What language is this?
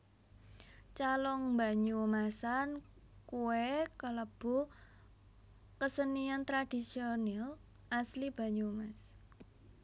Javanese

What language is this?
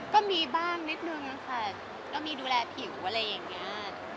Thai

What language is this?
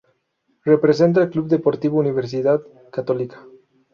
Spanish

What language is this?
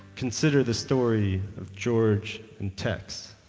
English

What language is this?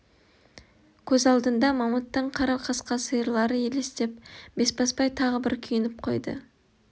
Kazakh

